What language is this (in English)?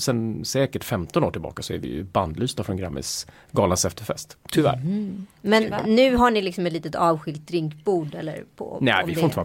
Swedish